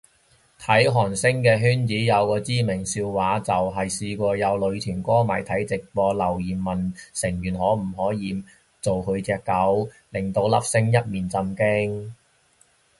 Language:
Cantonese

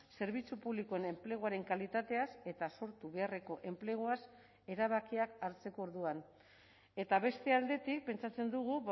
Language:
Basque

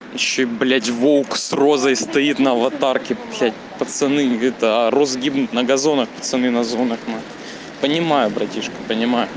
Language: Russian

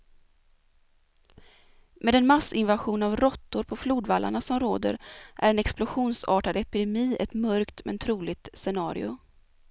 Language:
Swedish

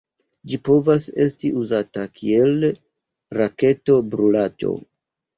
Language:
Esperanto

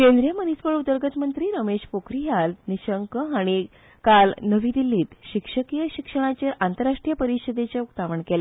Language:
Konkani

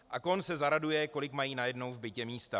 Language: Czech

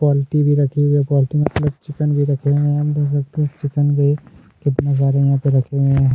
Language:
Hindi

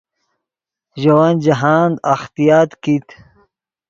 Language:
Yidgha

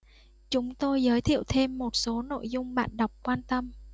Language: Vietnamese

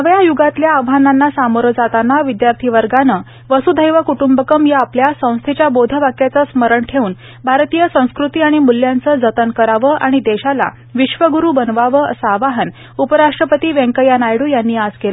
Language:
Marathi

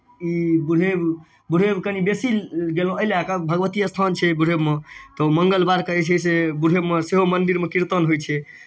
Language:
Maithili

